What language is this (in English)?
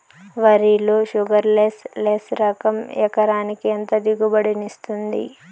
Telugu